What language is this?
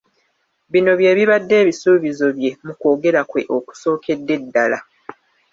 Ganda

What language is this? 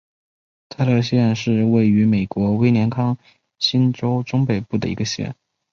Chinese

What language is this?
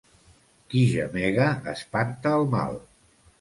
Catalan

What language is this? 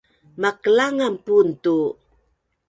Bunun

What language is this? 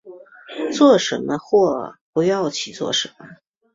Chinese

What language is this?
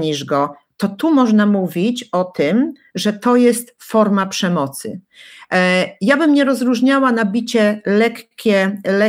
Polish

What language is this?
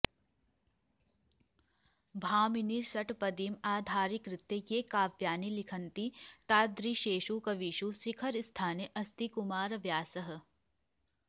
Sanskrit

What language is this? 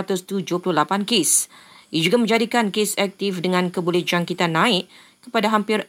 Malay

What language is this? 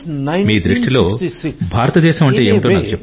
Telugu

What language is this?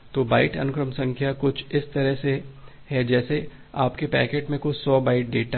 Hindi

